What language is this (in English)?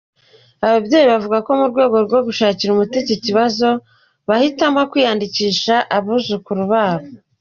Kinyarwanda